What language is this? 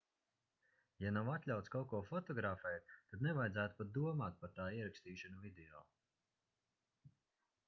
Latvian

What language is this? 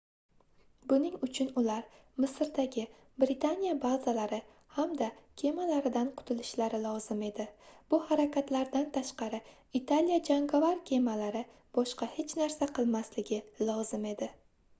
Uzbek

